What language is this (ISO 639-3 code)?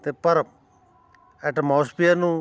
pan